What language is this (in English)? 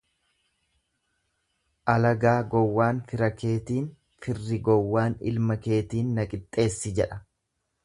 Oromo